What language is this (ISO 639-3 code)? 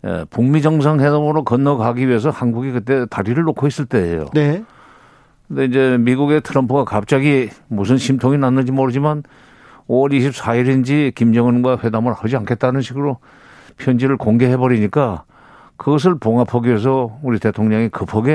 kor